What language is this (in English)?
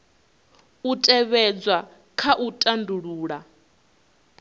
Venda